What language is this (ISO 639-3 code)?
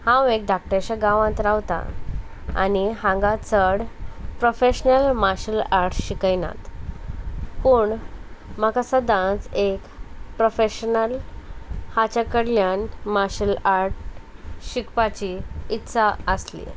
kok